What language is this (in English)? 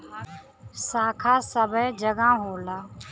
Bhojpuri